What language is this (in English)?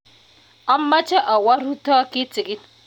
Kalenjin